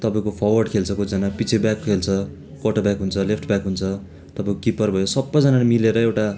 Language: Nepali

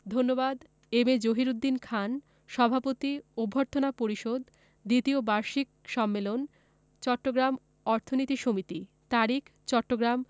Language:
Bangla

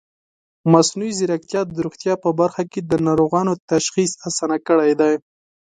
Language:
Pashto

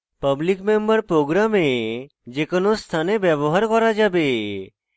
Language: Bangla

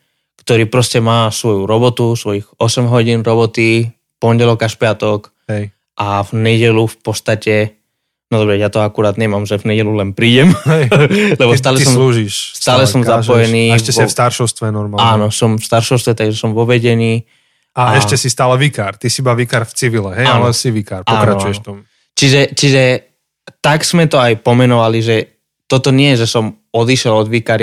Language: Slovak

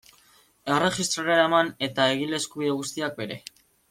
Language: Basque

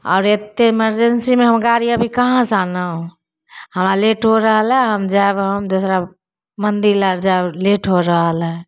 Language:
Maithili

